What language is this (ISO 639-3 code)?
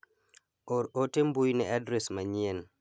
luo